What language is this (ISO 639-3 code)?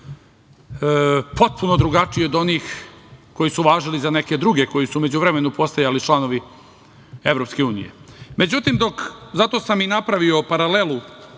srp